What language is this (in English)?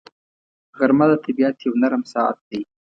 Pashto